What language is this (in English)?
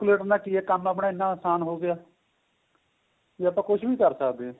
Punjabi